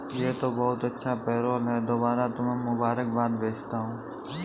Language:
Hindi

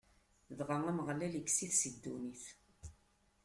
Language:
Kabyle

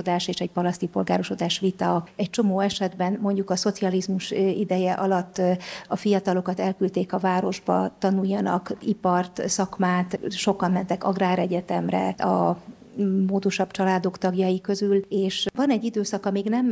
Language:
Hungarian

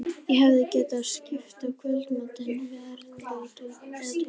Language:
Icelandic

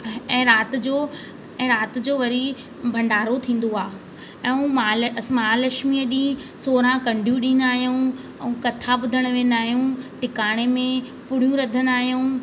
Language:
Sindhi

